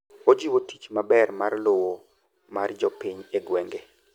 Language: Luo (Kenya and Tanzania)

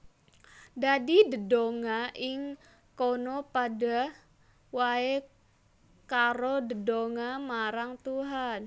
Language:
Javanese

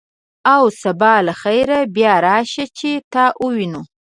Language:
Pashto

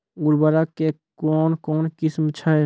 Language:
Maithili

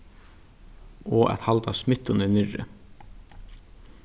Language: Faroese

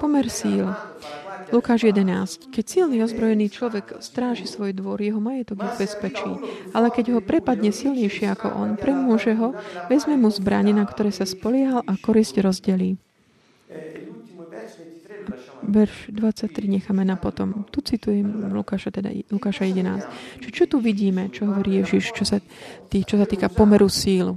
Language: Slovak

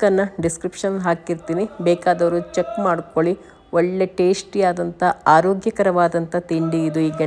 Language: Turkish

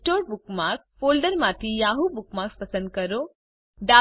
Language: Gujarati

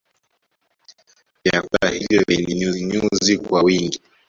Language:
Swahili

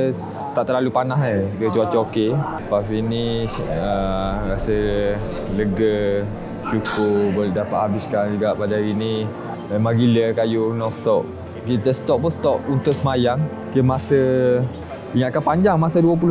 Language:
Malay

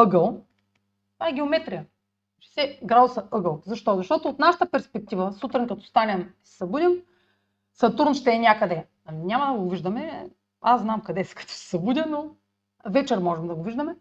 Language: Bulgarian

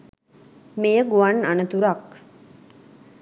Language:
Sinhala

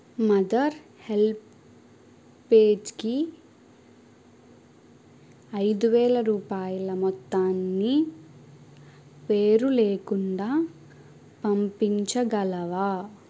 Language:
Telugu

